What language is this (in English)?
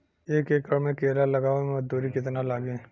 Bhojpuri